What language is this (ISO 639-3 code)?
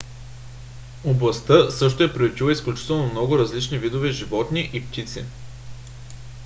bul